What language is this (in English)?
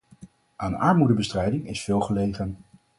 Dutch